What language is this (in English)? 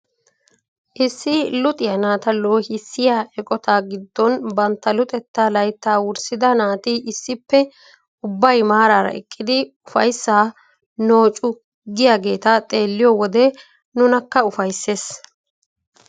Wolaytta